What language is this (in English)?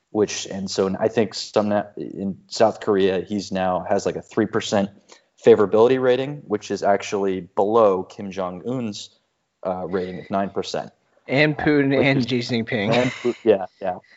English